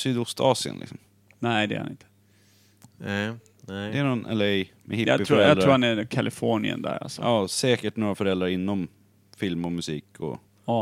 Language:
Swedish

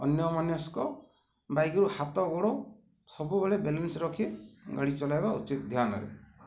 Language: Odia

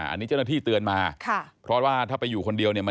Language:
Thai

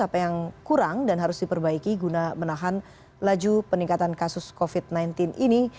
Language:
Indonesian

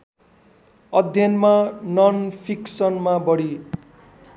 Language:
Nepali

